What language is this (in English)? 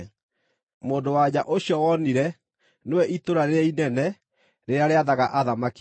Kikuyu